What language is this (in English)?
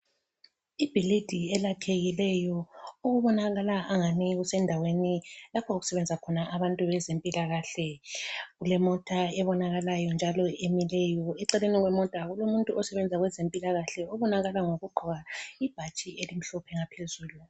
North Ndebele